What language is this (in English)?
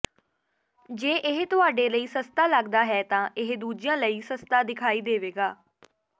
Punjabi